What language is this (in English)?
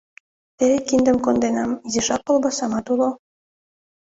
Mari